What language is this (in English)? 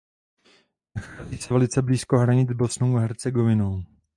Czech